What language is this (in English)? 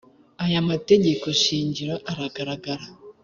Kinyarwanda